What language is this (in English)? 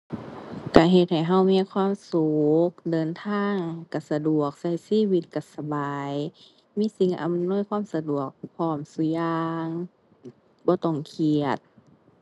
Thai